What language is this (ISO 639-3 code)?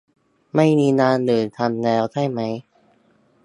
tha